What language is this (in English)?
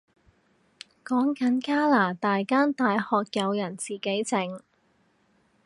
Cantonese